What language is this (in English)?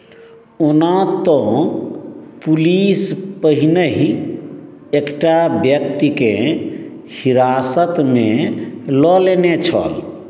Maithili